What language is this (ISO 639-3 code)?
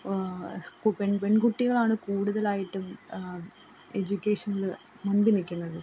mal